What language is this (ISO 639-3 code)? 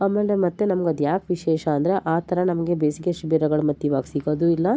kan